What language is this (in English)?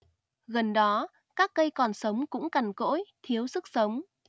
Vietnamese